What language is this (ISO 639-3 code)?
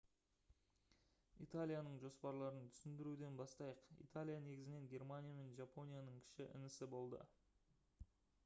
kaz